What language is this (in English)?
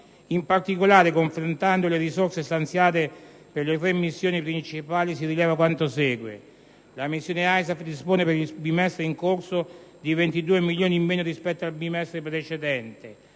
Italian